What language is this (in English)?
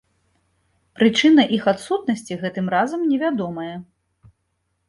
Belarusian